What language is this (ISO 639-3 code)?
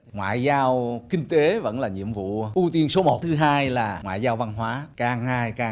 vie